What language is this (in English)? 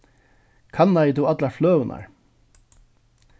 Faroese